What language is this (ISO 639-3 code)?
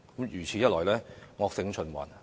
yue